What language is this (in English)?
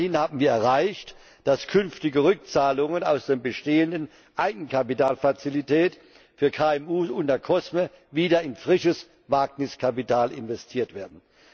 German